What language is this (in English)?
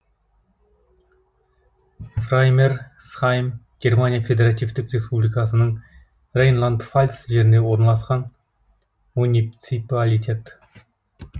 Kazakh